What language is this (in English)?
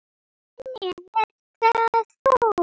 Icelandic